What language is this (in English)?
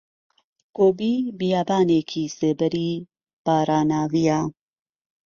Central Kurdish